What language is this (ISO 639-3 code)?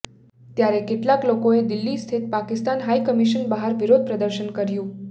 guj